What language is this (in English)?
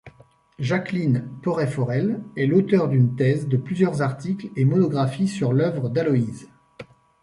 French